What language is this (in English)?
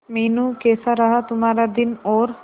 Hindi